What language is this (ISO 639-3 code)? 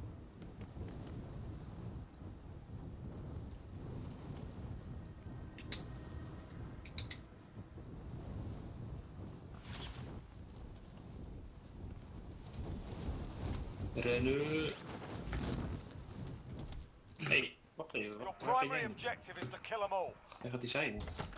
nld